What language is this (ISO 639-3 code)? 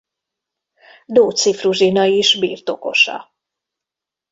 hun